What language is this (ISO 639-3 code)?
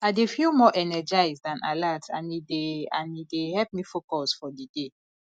pcm